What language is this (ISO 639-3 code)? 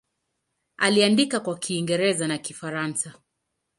swa